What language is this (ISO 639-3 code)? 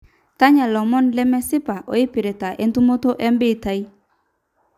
mas